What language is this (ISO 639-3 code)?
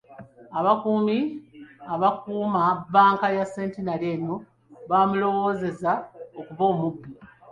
lug